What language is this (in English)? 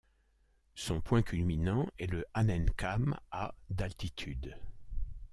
French